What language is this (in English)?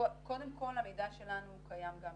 Hebrew